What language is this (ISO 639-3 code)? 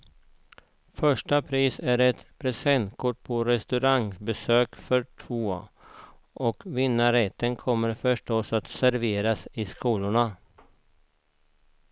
swe